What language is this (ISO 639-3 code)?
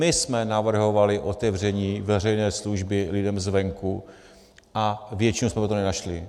ces